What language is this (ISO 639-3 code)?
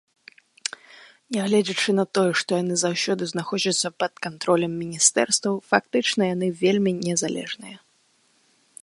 bel